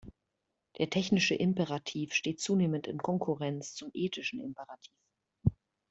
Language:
German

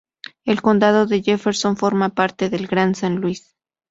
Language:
Spanish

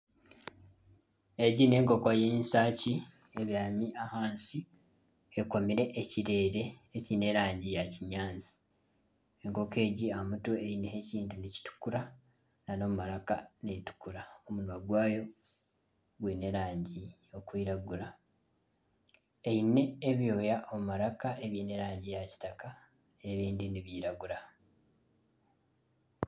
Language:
Nyankole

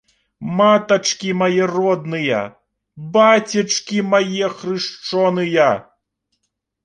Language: Belarusian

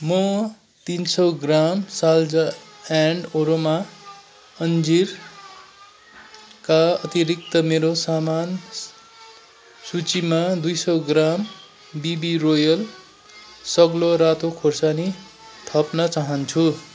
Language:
Nepali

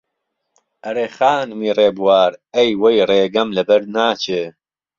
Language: Central Kurdish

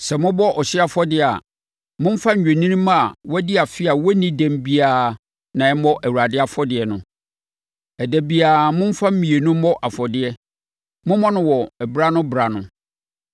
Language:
Akan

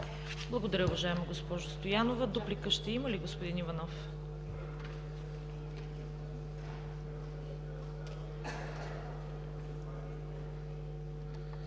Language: Bulgarian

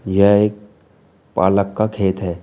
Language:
Hindi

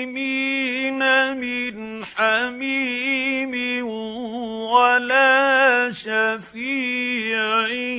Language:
Arabic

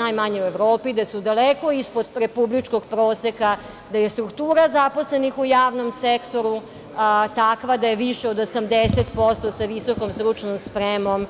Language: Serbian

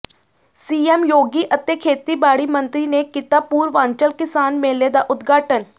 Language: Punjabi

